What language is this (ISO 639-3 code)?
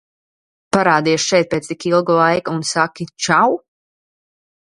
lav